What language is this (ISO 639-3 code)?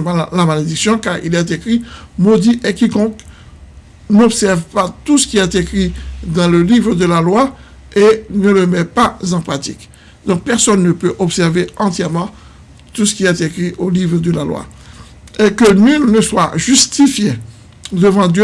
fra